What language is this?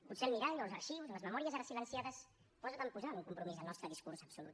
Catalan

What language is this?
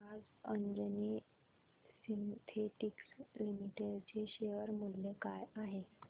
Marathi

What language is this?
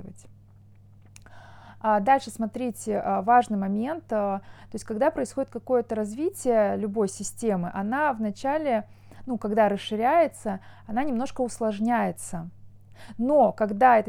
Russian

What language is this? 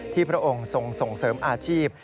Thai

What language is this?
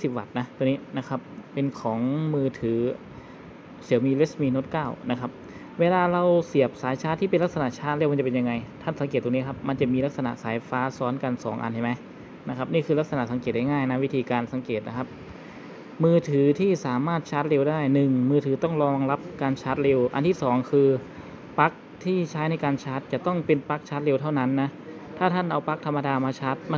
Thai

